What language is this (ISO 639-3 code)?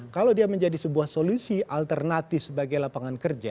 ind